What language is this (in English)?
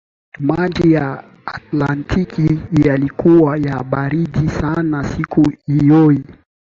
Swahili